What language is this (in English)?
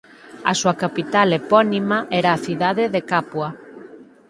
Galician